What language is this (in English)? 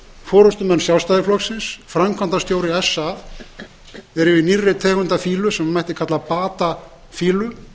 Icelandic